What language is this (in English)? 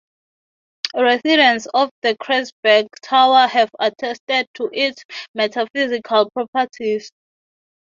English